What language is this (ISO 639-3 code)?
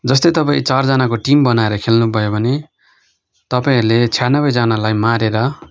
nep